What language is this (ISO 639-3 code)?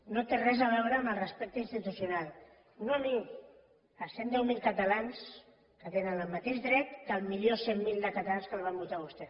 cat